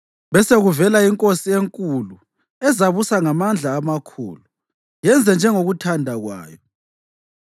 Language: North Ndebele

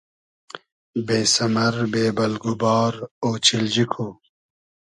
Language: Hazaragi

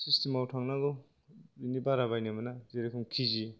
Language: Bodo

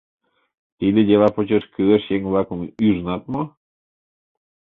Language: Mari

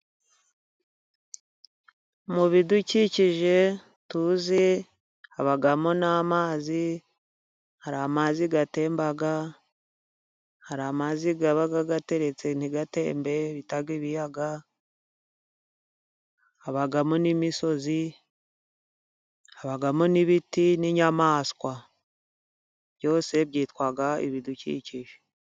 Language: Kinyarwanda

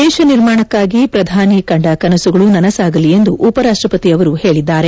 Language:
Kannada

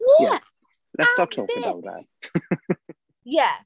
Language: Welsh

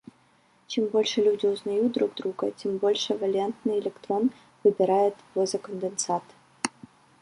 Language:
Russian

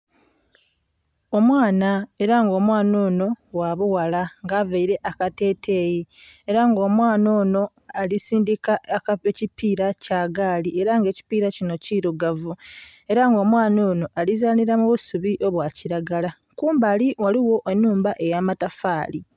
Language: Soga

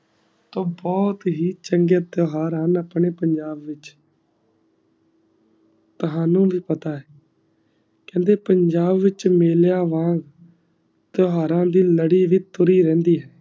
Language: Punjabi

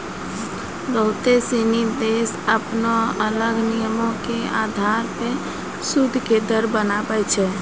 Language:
Maithili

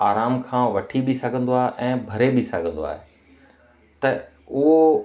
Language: Sindhi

